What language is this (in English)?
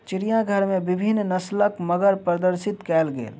Maithili